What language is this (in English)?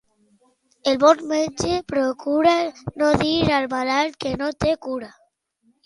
Catalan